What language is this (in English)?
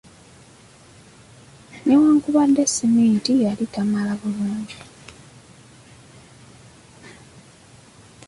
Ganda